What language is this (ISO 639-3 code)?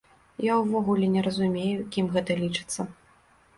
bel